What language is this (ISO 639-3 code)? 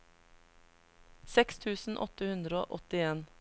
nor